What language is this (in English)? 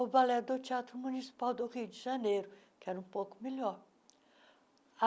Portuguese